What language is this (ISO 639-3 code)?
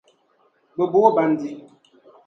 dag